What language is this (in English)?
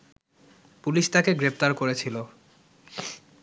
Bangla